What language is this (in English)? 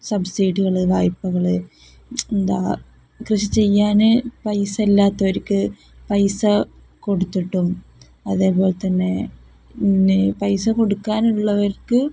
Malayalam